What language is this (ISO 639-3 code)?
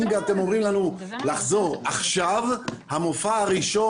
heb